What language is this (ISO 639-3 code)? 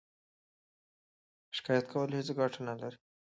pus